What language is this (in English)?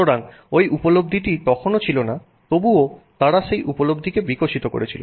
Bangla